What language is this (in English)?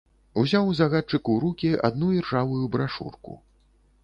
Belarusian